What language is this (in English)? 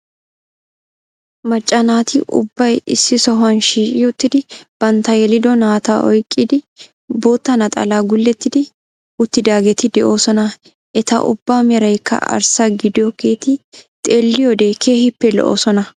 Wolaytta